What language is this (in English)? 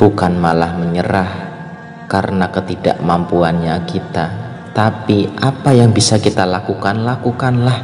Indonesian